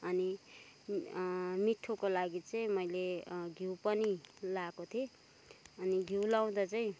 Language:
Nepali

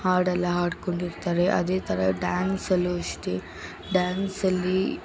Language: Kannada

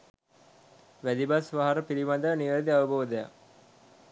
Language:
Sinhala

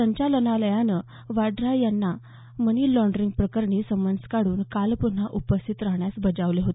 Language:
Marathi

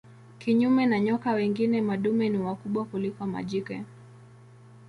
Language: Swahili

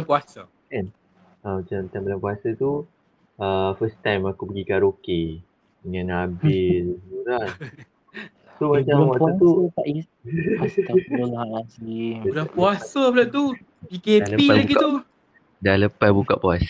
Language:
Malay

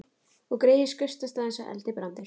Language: Icelandic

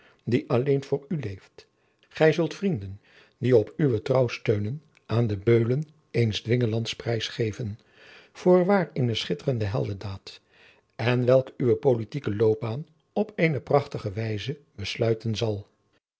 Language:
Dutch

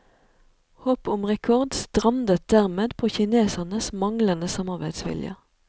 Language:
Norwegian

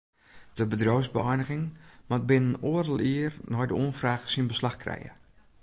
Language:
Western Frisian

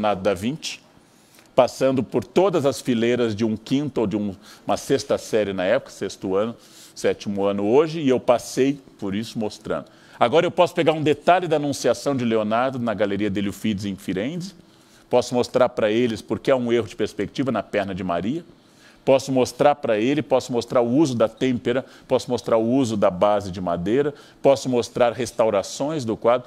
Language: Portuguese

